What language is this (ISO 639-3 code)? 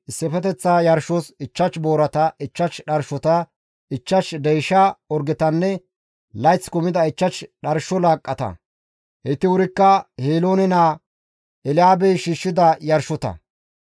gmv